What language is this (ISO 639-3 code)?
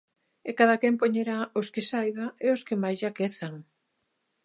glg